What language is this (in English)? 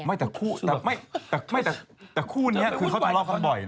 Thai